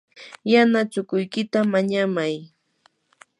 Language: Yanahuanca Pasco Quechua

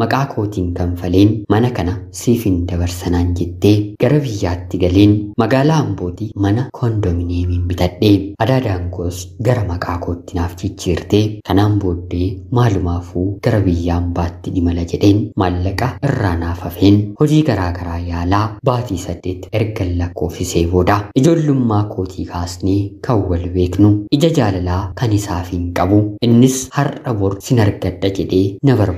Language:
Arabic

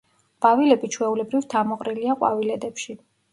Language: Georgian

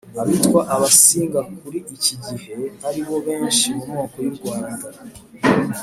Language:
Kinyarwanda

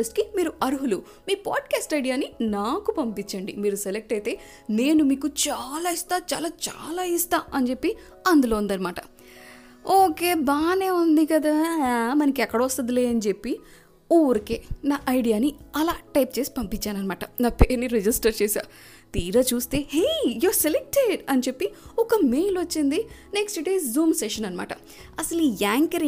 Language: Telugu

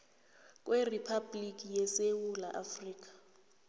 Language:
South Ndebele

